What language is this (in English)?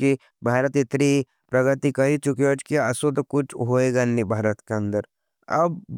Nimadi